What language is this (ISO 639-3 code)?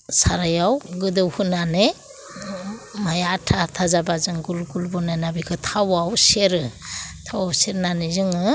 brx